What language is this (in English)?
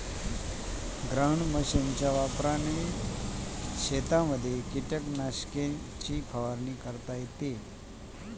Marathi